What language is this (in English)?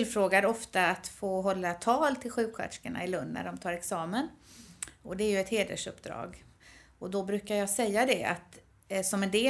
Swedish